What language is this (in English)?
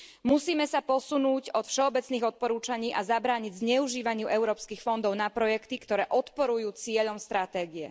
Slovak